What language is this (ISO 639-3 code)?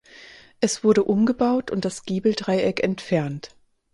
deu